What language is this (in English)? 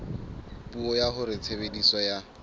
Southern Sotho